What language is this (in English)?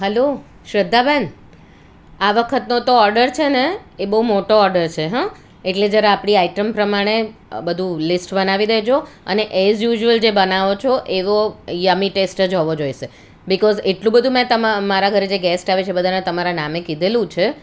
Gujarati